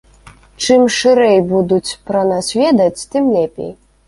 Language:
Belarusian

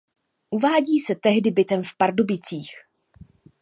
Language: Czech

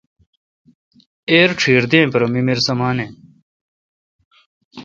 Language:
Kalkoti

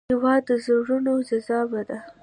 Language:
Pashto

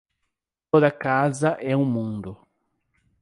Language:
Portuguese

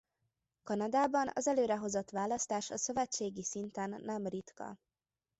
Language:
Hungarian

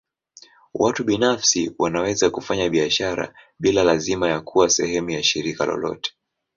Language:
Swahili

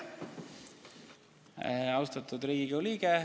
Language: Estonian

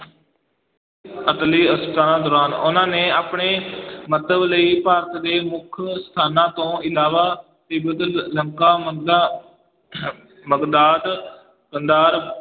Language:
Punjabi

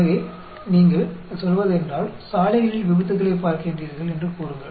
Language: Tamil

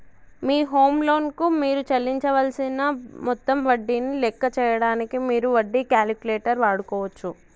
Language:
Telugu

